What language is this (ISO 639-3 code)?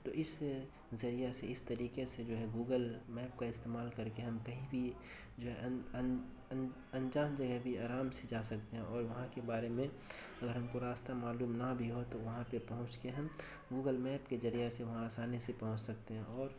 urd